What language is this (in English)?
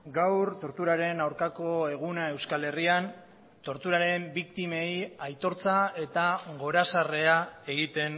Basque